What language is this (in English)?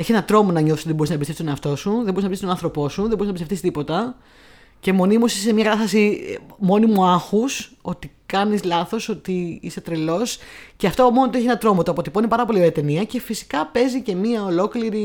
Greek